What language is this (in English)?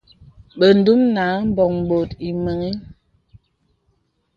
Bebele